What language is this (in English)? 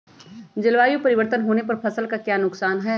Magahi